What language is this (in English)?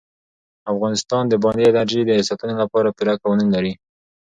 Pashto